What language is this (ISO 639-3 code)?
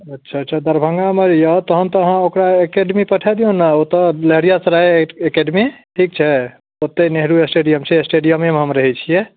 mai